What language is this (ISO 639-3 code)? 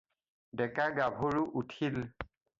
asm